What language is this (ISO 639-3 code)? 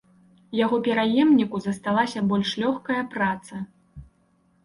bel